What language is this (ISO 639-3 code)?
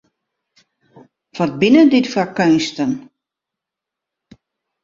fry